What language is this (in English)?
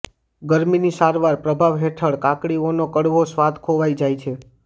Gujarati